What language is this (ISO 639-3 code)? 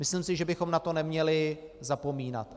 ces